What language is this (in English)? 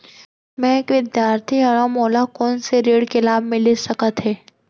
Chhattisgarhi